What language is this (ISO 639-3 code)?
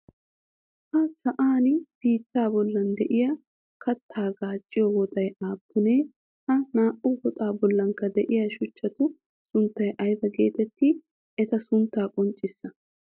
wal